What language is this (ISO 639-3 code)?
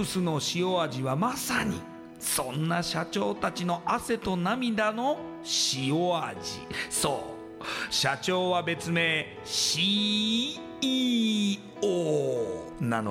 jpn